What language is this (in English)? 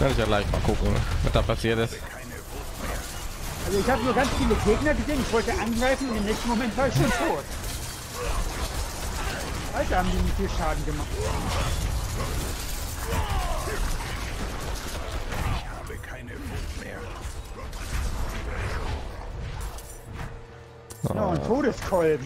German